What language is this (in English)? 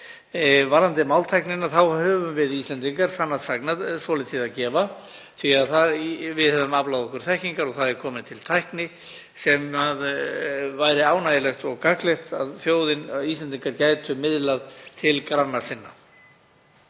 Icelandic